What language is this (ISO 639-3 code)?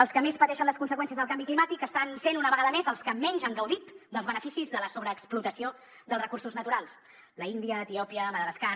cat